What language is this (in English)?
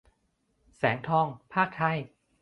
Thai